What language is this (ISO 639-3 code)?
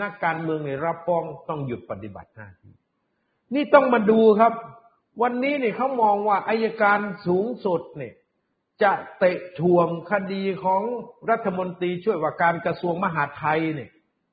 tha